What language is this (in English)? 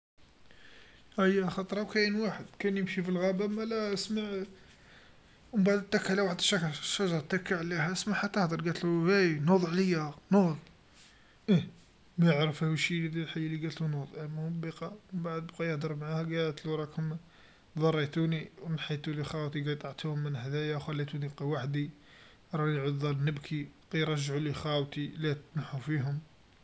Algerian Arabic